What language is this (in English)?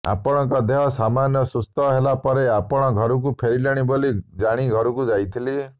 Odia